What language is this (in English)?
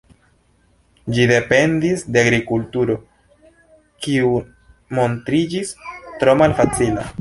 Esperanto